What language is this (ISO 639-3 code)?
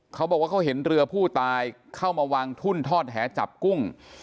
tha